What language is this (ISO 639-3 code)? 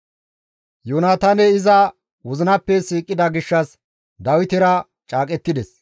gmv